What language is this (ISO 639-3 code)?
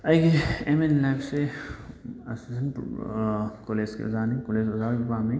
mni